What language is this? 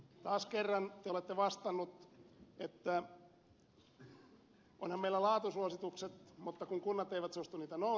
Finnish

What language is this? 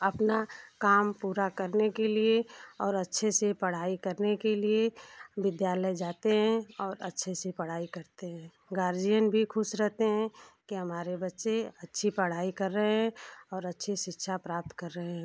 Hindi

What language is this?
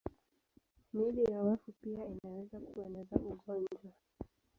Swahili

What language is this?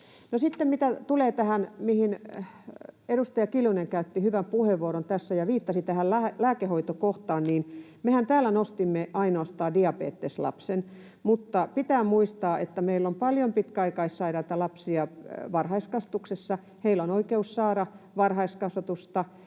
Finnish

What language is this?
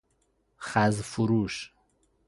Persian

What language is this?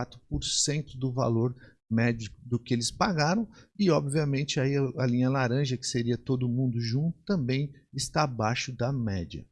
Portuguese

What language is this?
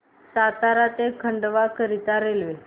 Marathi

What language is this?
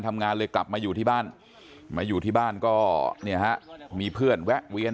Thai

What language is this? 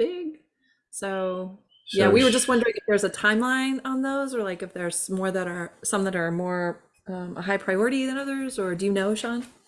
English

